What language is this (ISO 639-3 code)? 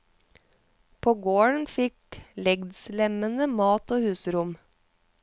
nor